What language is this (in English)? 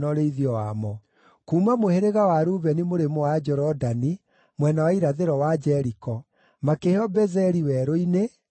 Kikuyu